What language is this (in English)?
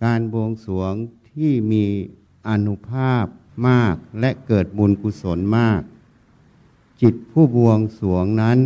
Thai